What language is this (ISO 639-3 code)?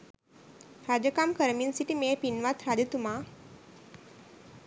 sin